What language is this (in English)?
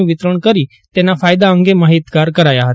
Gujarati